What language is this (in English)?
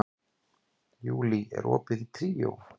Icelandic